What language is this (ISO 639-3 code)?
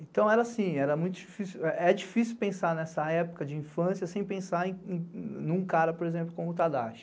por